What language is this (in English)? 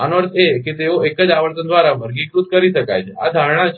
Gujarati